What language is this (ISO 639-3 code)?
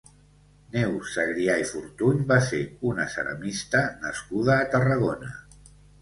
cat